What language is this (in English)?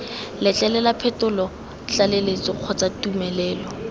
Tswana